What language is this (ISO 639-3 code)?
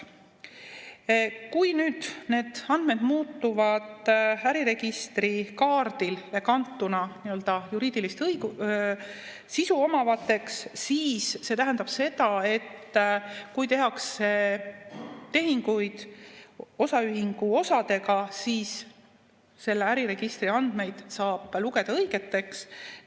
est